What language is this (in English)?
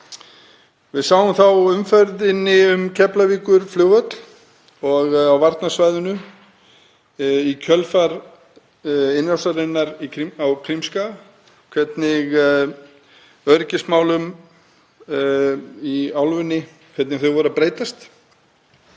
Icelandic